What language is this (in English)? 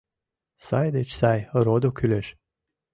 Mari